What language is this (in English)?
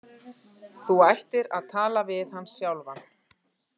Icelandic